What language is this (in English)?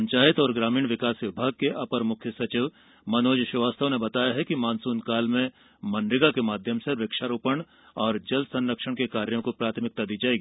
Hindi